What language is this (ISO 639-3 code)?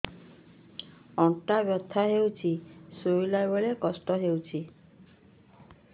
ori